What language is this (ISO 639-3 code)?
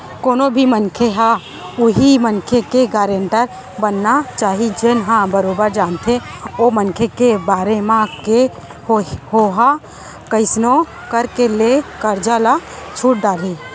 hne